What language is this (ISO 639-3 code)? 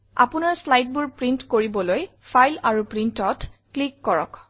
asm